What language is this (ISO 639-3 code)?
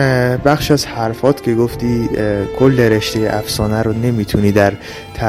fas